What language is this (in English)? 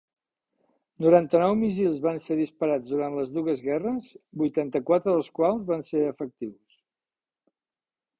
Catalan